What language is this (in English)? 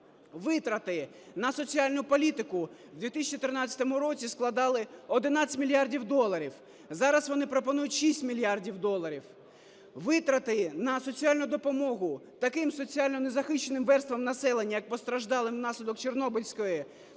Ukrainian